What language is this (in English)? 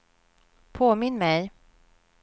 Swedish